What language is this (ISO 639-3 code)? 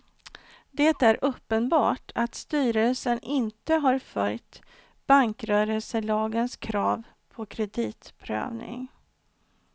swe